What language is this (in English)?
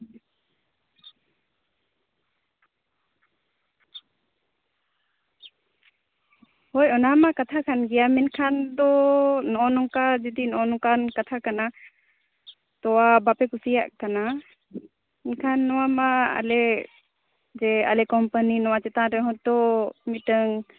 Santali